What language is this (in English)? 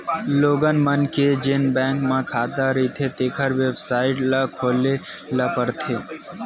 Chhattisgarhi